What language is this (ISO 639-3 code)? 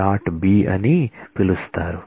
tel